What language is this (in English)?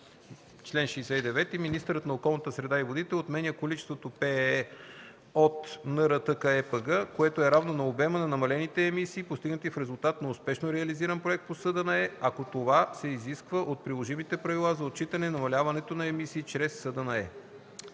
Bulgarian